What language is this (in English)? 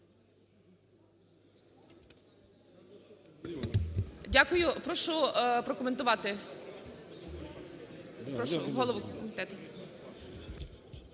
Ukrainian